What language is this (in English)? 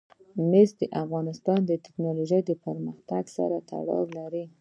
Pashto